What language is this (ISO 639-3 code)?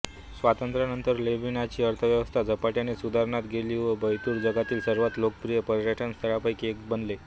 mar